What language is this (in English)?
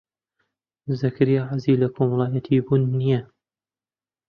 Central Kurdish